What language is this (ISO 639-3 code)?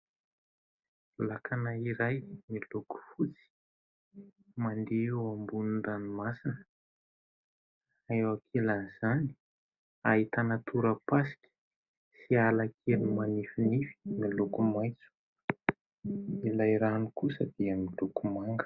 mlg